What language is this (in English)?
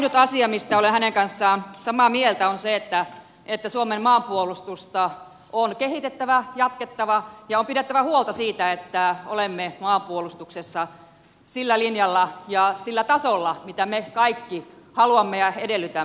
Finnish